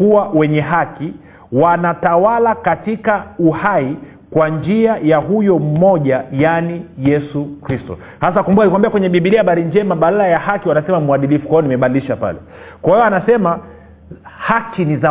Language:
Swahili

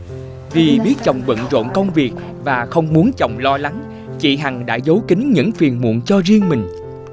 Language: Vietnamese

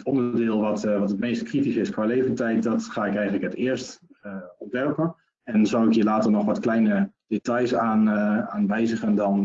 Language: Dutch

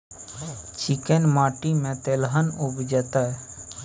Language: Maithili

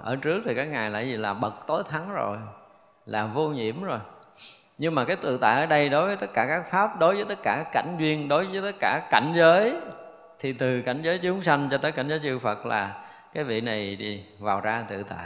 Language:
Vietnamese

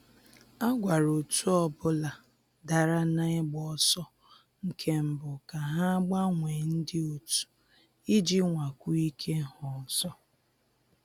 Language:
Igbo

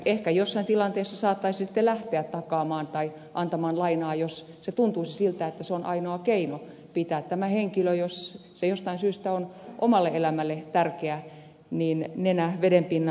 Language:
Finnish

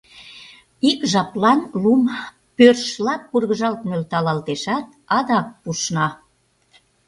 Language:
Mari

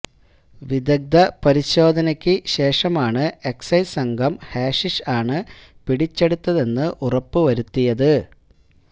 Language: Malayalam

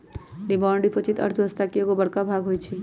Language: Magahi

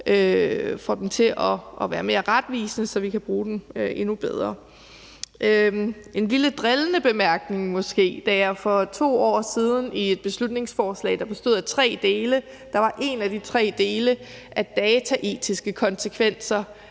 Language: Danish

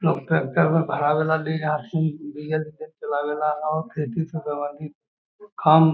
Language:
Magahi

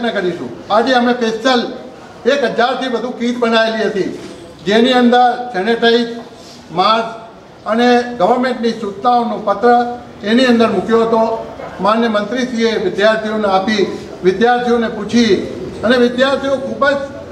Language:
Hindi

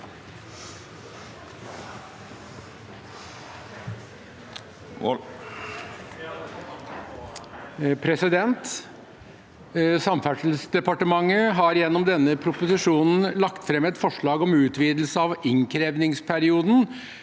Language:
Norwegian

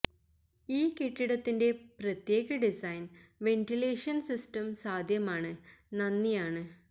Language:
Malayalam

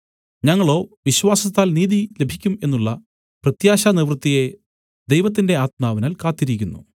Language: Malayalam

